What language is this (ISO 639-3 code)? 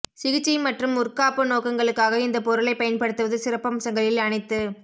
tam